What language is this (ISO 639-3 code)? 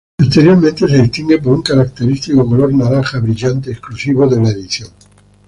spa